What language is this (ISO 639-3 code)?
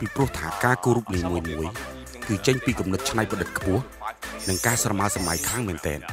tha